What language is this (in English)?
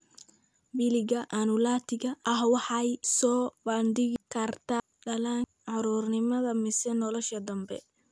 Somali